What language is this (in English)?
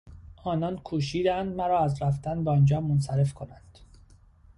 Persian